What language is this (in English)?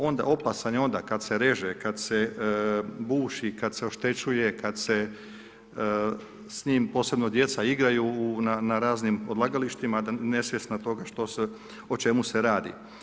Croatian